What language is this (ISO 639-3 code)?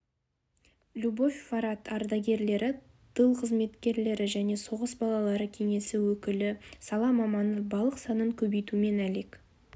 kaz